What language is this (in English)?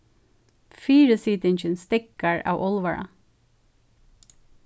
Faroese